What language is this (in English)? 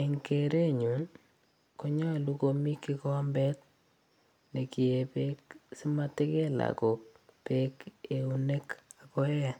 Kalenjin